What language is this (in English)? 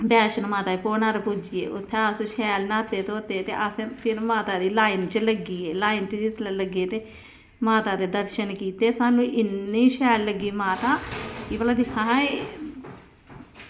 Dogri